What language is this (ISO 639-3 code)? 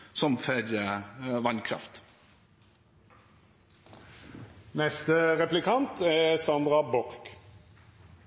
nno